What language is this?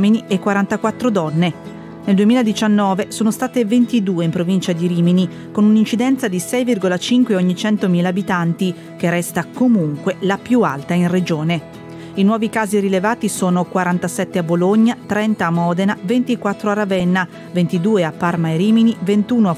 Italian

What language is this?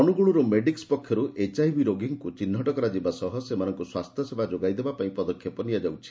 Odia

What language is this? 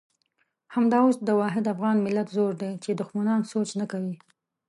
Pashto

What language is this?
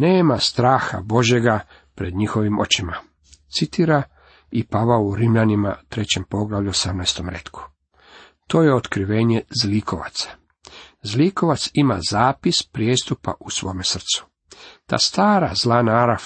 Croatian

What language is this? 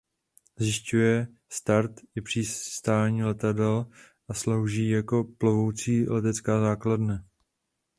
Czech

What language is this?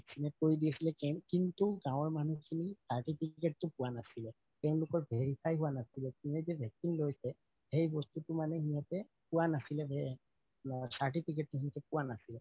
Assamese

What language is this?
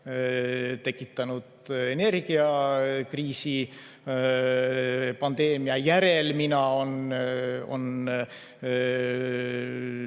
Estonian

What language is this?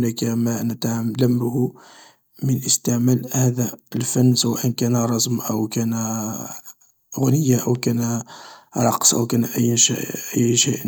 Algerian Arabic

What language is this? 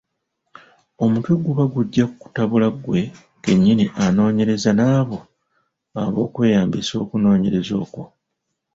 Ganda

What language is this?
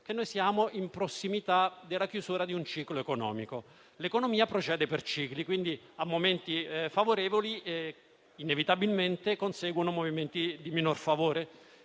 Italian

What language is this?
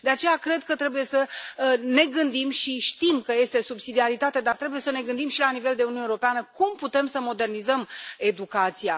Romanian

